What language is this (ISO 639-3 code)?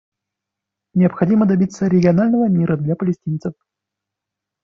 rus